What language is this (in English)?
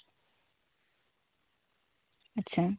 Santali